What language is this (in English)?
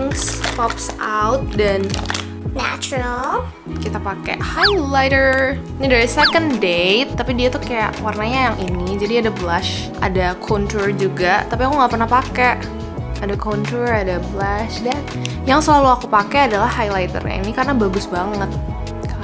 Indonesian